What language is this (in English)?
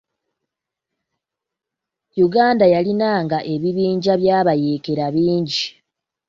Ganda